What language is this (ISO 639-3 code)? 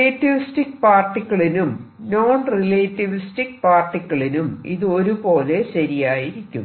mal